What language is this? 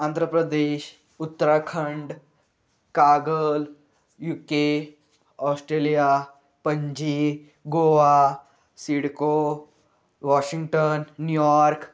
Marathi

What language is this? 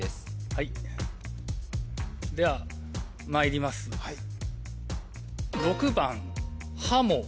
Japanese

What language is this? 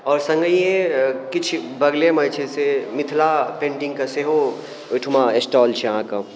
Maithili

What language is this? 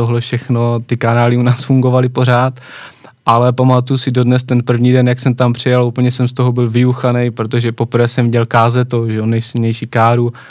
Czech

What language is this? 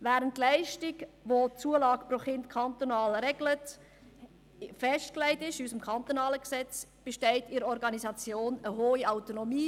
Swiss German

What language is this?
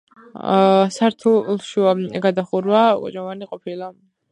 Georgian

